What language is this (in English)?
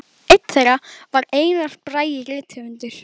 Icelandic